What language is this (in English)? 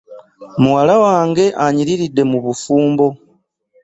Ganda